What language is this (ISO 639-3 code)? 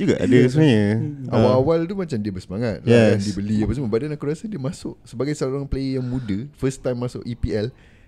msa